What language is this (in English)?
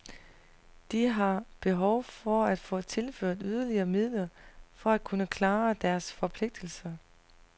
Danish